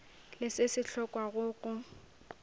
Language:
Northern Sotho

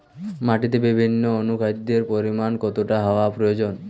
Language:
Bangla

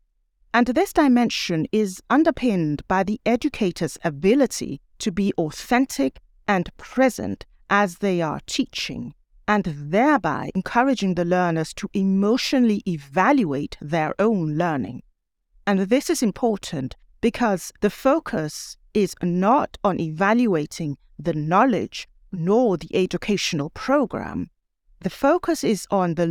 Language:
English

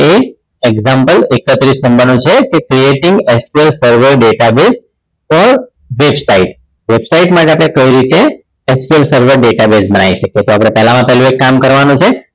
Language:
Gujarati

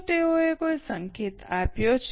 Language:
Gujarati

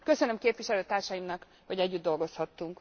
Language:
Hungarian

